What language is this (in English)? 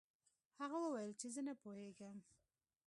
Pashto